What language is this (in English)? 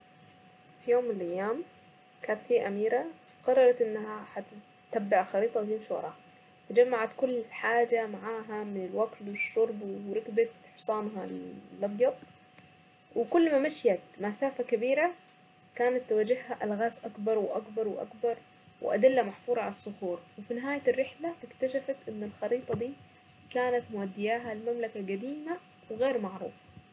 Saidi Arabic